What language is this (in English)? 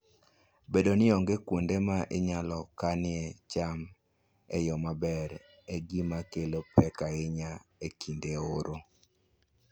Luo (Kenya and Tanzania)